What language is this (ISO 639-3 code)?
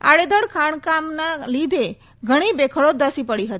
guj